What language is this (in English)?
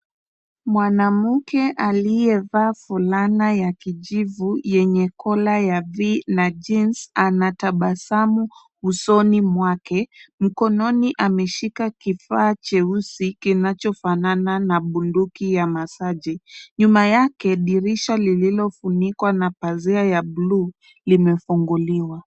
Swahili